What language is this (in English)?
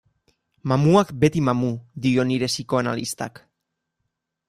Basque